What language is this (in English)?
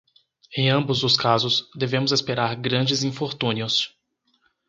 Portuguese